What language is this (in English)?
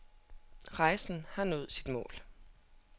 Danish